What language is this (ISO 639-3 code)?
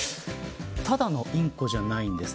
jpn